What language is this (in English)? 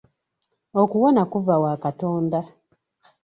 Ganda